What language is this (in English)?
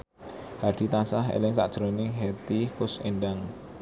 Javanese